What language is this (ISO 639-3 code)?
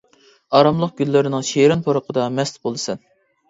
uig